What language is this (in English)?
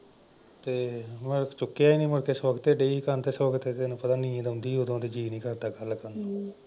Punjabi